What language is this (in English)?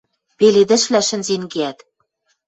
Western Mari